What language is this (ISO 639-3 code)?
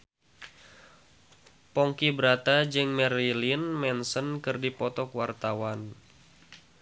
sun